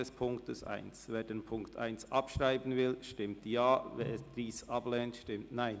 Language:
Swiss German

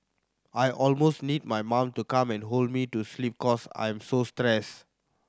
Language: English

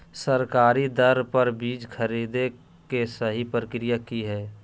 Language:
Magahi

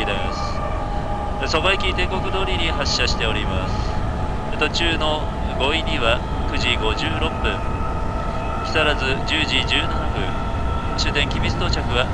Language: Japanese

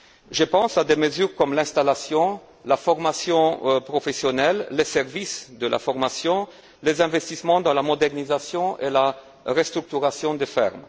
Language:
French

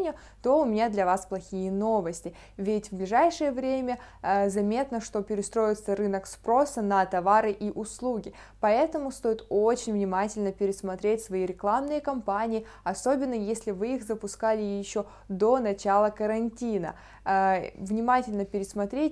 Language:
Russian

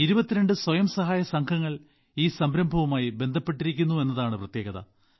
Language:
Malayalam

